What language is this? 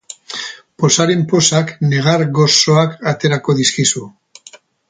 Basque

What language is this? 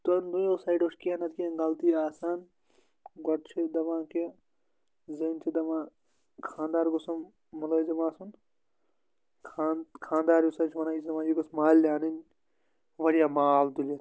Kashmiri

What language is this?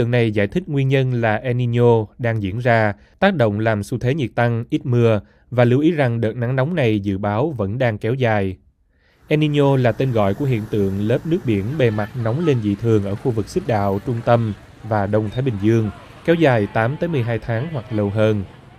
Vietnamese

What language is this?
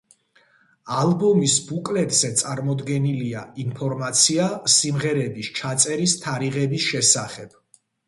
Georgian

